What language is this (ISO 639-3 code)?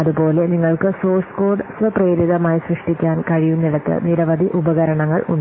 mal